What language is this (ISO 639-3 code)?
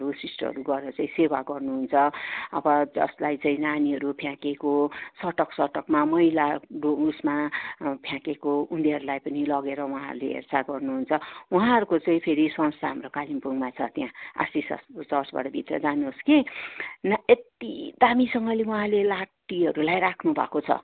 nep